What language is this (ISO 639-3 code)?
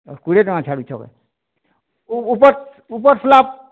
ori